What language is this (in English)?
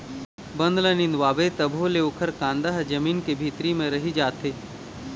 Chhattisgarhi